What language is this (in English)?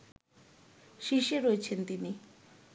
Bangla